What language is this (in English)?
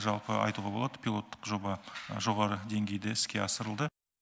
Kazakh